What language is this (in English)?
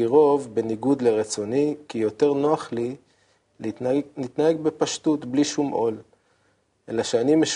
Hebrew